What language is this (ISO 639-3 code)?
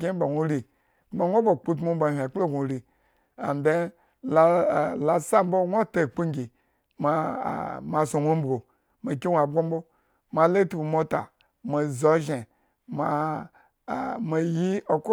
ego